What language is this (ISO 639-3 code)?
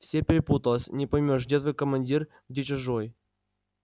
rus